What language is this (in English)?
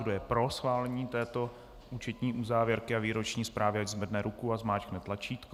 Czech